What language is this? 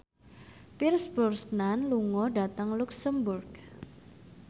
Javanese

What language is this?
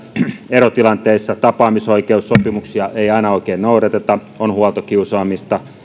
Finnish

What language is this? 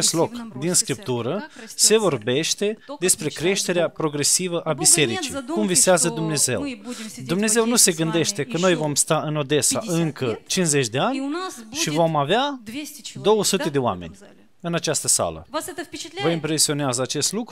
Romanian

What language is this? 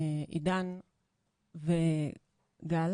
Hebrew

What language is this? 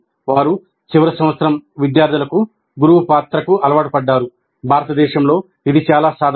Telugu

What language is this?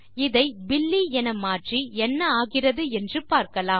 Tamil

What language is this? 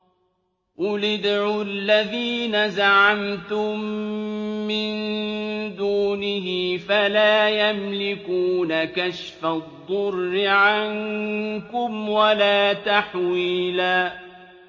Arabic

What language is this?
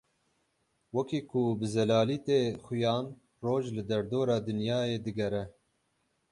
Kurdish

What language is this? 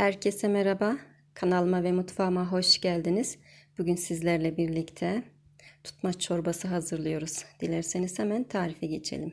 Turkish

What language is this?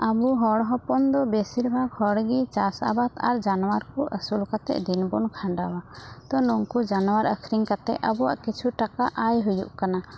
Santali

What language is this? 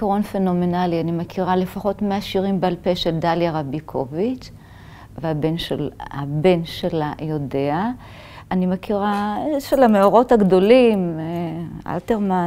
Hebrew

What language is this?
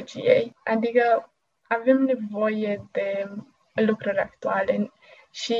Romanian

